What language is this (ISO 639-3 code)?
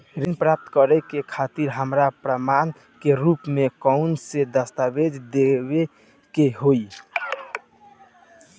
bho